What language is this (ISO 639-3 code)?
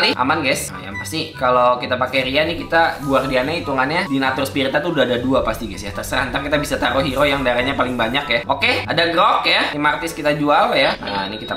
ind